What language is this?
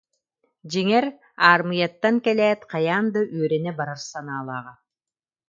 Yakut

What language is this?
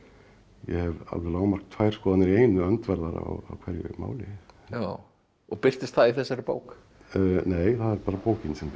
Icelandic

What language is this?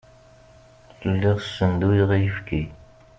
Kabyle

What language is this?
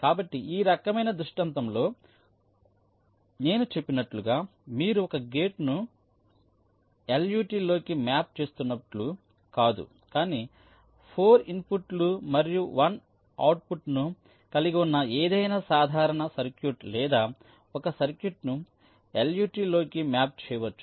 Telugu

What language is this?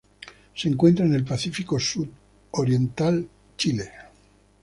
Spanish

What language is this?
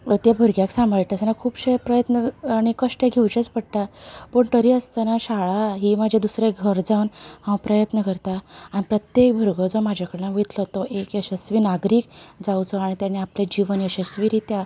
Konkani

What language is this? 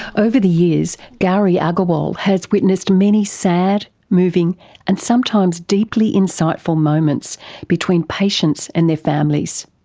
English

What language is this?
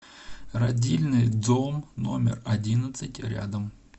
Russian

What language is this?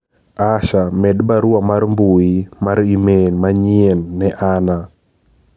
Luo (Kenya and Tanzania)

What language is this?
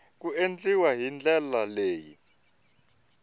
Tsonga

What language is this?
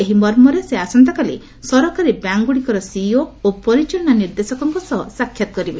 Odia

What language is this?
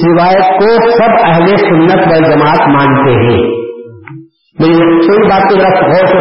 Urdu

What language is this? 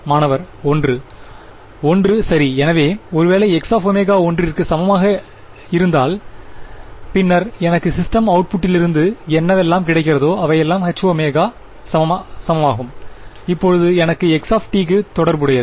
Tamil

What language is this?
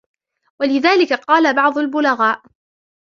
Arabic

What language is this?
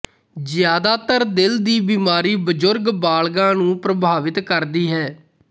Punjabi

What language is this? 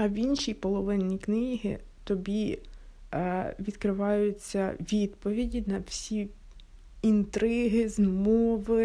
Ukrainian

